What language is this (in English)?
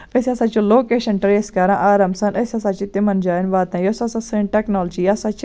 Kashmiri